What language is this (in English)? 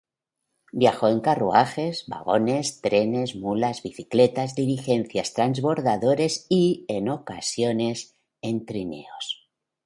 Spanish